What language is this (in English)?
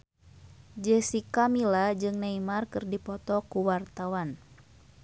Sundanese